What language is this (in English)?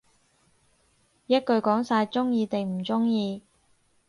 Cantonese